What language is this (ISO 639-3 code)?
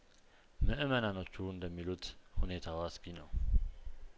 amh